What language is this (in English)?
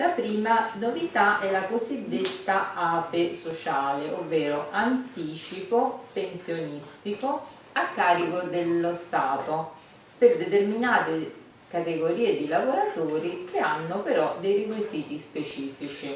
Italian